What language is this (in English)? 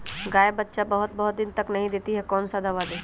Magahi